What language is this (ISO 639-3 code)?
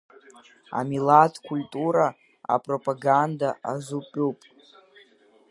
abk